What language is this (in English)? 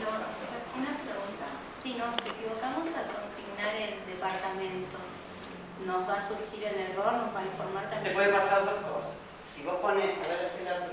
Spanish